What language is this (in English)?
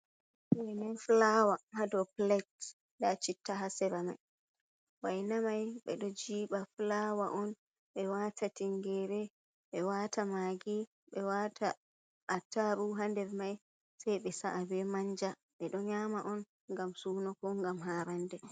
Fula